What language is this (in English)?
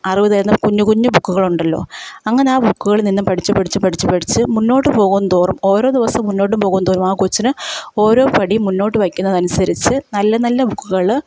Malayalam